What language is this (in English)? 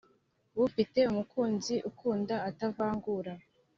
Kinyarwanda